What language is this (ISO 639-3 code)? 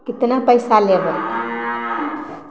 mai